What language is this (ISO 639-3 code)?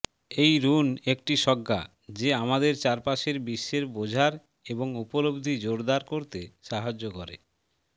ben